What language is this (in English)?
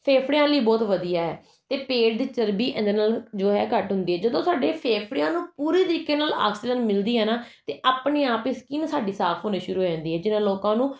Punjabi